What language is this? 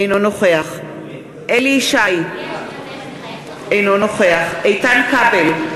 Hebrew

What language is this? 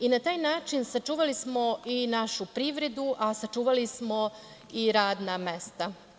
Serbian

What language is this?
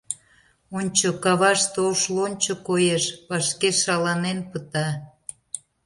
Mari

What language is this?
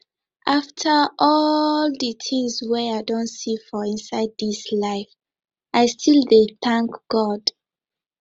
Nigerian Pidgin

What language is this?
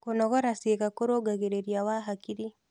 Kikuyu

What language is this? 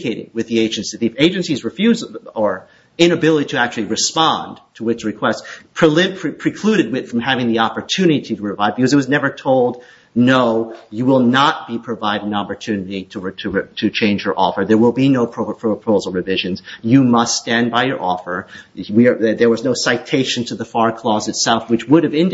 English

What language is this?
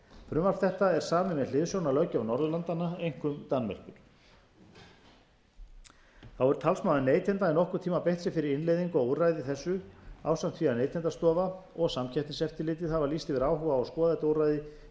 Icelandic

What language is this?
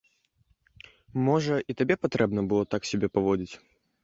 Belarusian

